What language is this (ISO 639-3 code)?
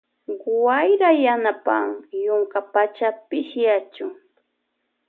qvj